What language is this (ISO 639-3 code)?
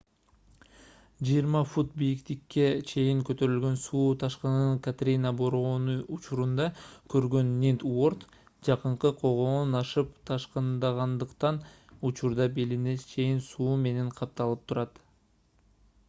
kir